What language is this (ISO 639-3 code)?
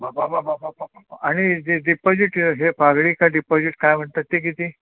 mar